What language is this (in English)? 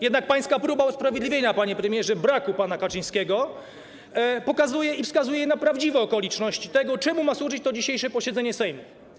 Polish